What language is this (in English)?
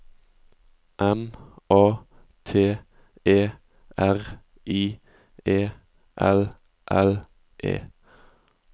Norwegian